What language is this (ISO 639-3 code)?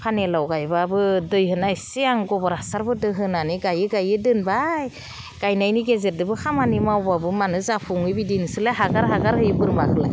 brx